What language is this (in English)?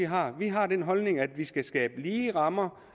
Danish